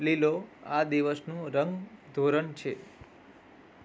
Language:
Gujarati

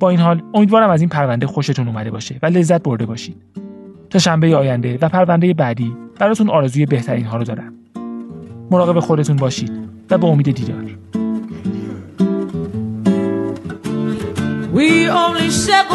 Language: Persian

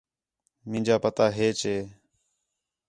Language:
Khetrani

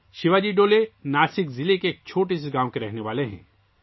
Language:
Urdu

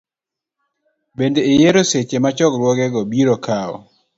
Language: Luo (Kenya and Tanzania)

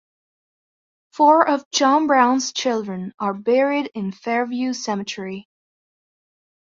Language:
English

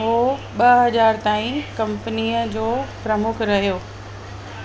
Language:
Sindhi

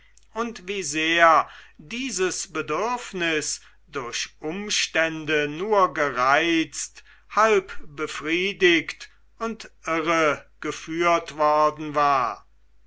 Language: German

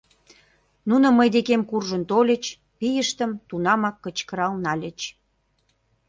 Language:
Mari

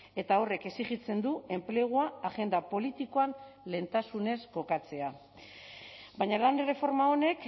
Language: Basque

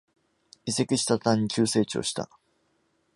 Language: Japanese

